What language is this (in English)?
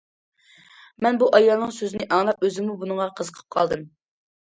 Uyghur